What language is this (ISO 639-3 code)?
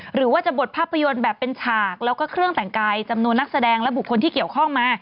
tha